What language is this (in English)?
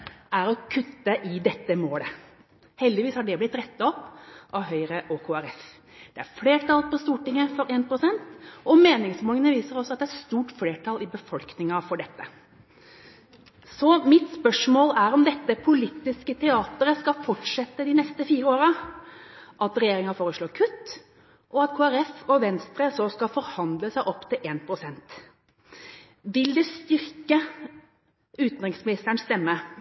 Norwegian Bokmål